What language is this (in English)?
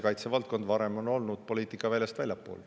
Estonian